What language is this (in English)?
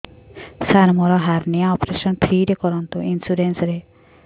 Odia